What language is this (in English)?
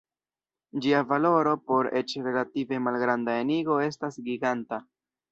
Esperanto